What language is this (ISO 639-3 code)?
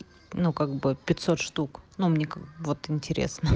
rus